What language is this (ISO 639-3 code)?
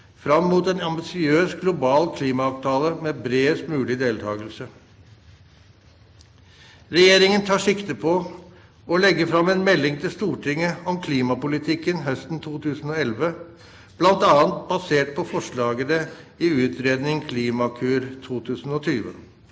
nor